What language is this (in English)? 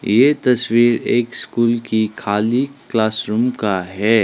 Hindi